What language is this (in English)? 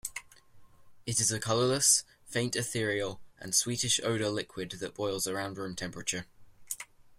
English